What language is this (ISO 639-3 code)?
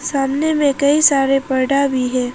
hin